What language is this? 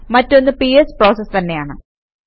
Malayalam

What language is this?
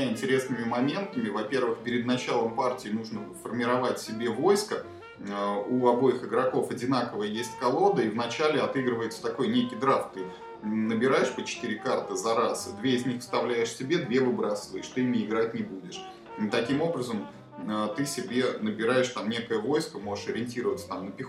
Russian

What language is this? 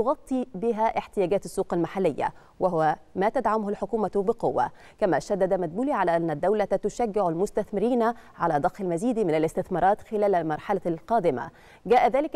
Arabic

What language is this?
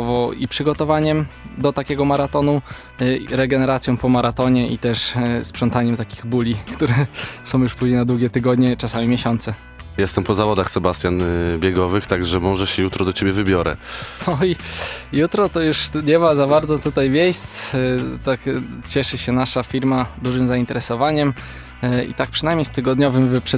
Polish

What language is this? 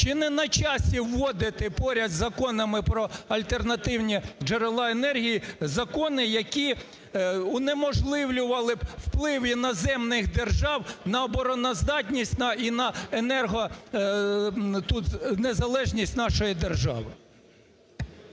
Ukrainian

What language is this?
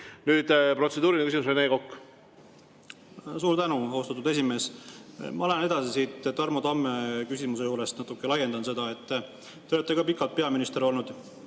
Estonian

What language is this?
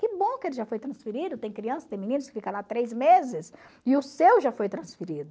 Portuguese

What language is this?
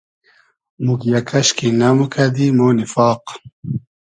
Hazaragi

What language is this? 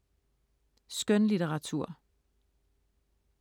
Danish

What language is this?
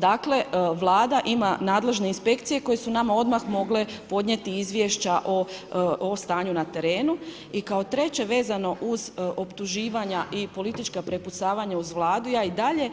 Croatian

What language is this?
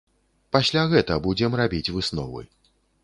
Belarusian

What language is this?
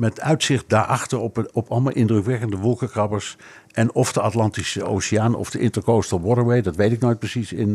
Dutch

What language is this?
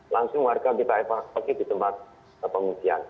Indonesian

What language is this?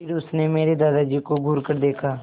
Hindi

